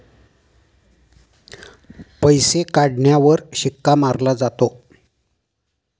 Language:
Marathi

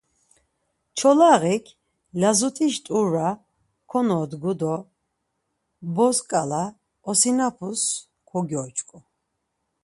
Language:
Laz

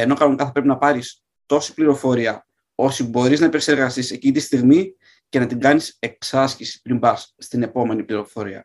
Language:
Greek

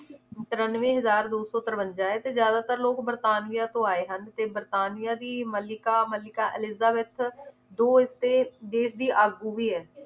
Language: Punjabi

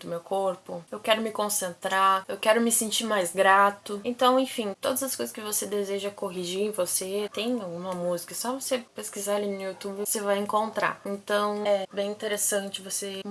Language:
Portuguese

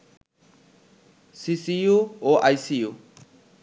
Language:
Bangla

